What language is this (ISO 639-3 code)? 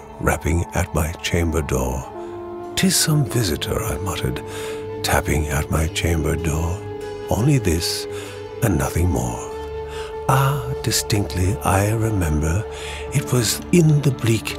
eng